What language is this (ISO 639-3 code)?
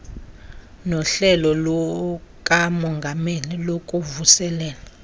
xho